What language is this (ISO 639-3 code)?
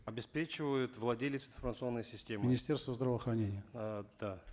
kaz